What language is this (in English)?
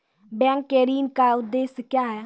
Maithili